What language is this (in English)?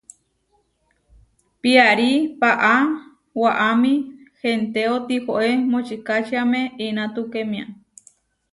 Huarijio